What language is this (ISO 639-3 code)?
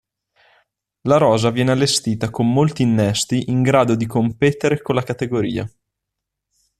ita